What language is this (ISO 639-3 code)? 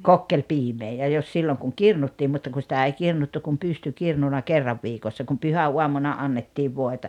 fin